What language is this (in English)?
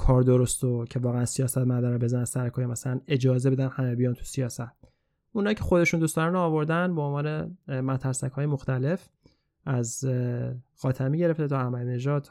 Persian